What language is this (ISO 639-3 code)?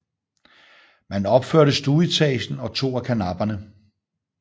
dan